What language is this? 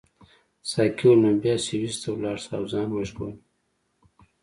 Pashto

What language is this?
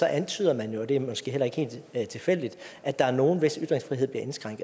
Danish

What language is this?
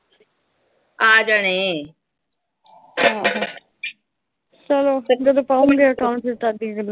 Punjabi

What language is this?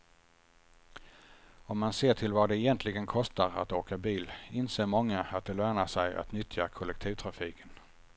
Swedish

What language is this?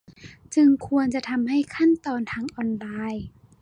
Thai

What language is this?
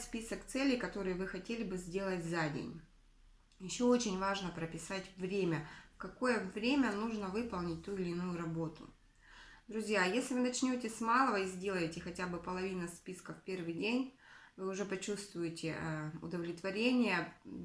Russian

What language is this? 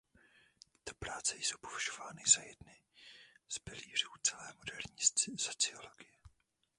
Czech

